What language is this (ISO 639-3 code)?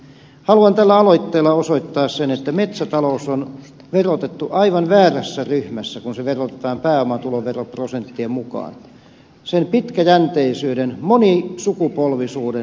fin